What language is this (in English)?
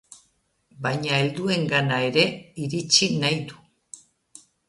Basque